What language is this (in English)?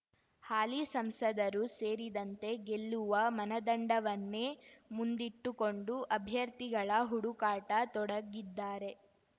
Kannada